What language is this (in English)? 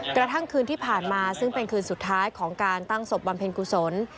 Thai